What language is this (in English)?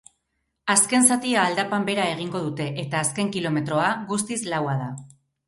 Basque